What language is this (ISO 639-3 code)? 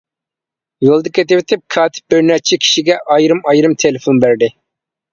uig